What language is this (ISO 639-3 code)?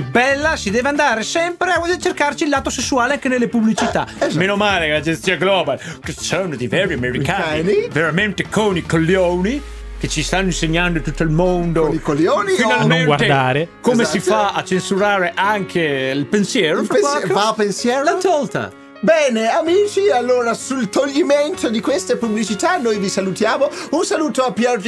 ita